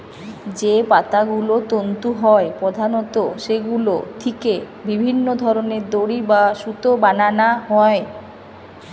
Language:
Bangla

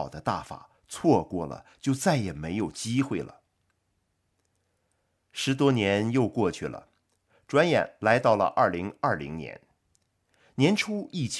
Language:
Chinese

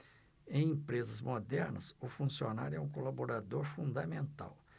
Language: Portuguese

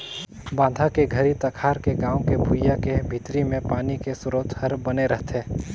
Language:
Chhattisgarhi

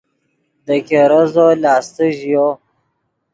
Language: Yidgha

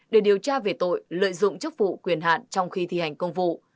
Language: Vietnamese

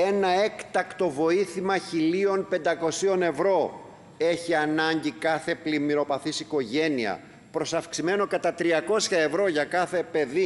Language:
Greek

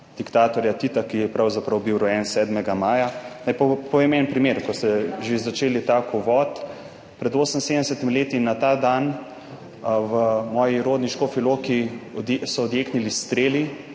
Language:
Slovenian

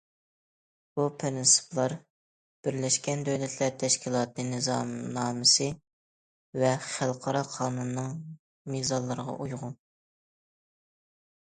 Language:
Uyghur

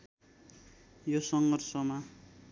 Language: Nepali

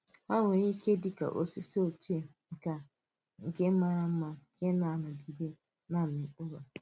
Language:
Igbo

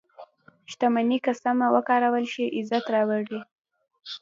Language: Pashto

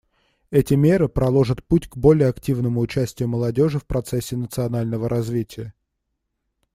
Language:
Russian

